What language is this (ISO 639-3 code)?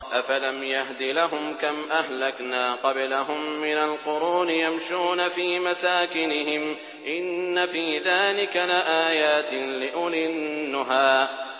ara